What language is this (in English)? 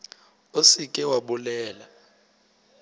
Northern Sotho